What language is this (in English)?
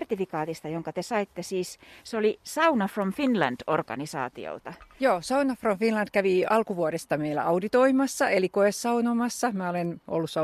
Finnish